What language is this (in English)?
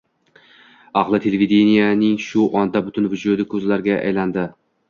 Uzbek